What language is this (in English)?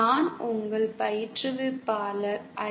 Tamil